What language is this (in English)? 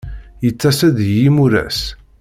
Kabyle